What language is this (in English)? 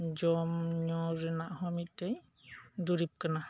Santali